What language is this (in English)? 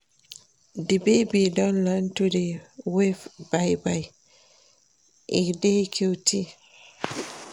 Nigerian Pidgin